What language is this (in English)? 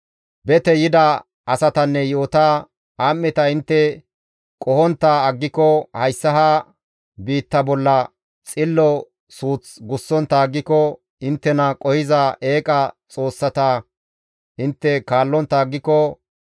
Gamo